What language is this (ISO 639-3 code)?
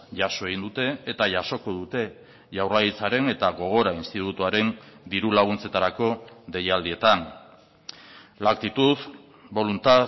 eus